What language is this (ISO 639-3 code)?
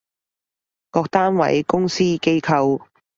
yue